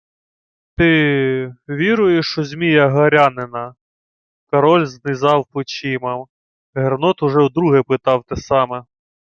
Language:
Ukrainian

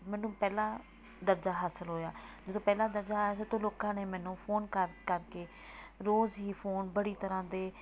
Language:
Punjabi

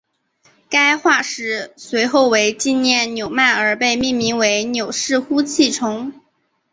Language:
Chinese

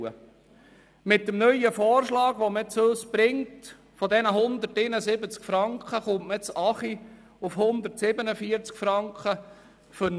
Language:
Swiss German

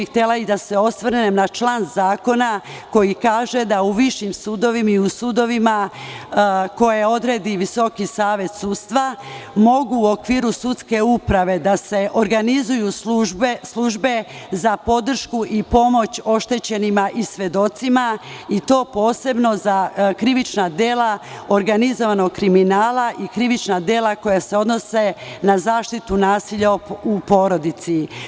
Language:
Serbian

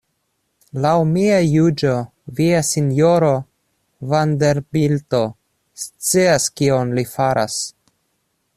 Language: Esperanto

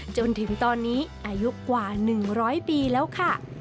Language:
Thai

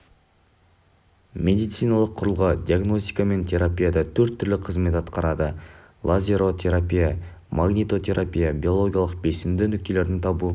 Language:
Kazakh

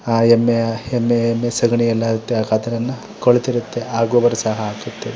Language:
Kannada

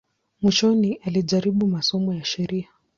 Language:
Swahili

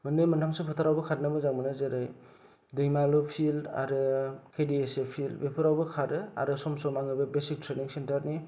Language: Bodo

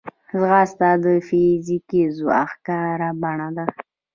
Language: Pashto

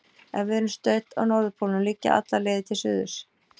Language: Icelandic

